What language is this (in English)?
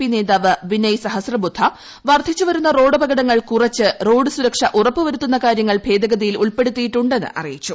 Malayalam